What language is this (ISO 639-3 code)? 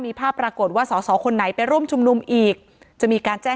tha